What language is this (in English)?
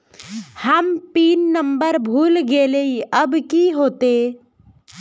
Magahi